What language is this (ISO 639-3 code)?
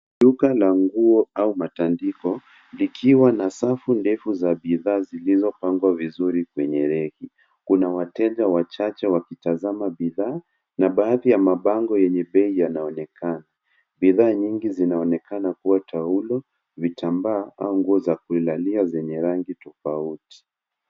swa